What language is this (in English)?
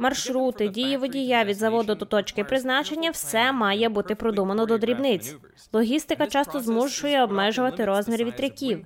Ukrainian